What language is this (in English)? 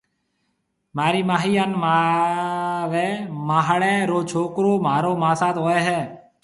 Marwari (Pakistan)